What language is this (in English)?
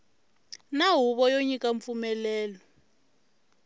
Tsonga